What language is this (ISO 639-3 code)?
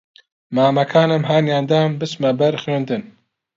ckb